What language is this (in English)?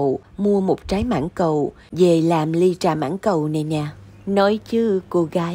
Vietnamese